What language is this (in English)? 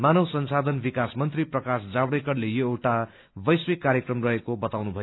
Nepali